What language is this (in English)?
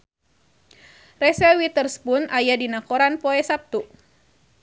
Sundanese